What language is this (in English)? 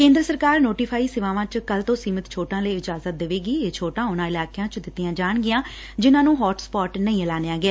Punjabi